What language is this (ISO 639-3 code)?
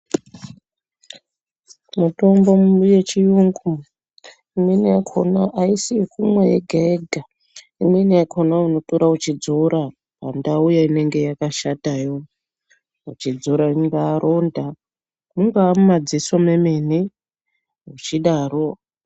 ndc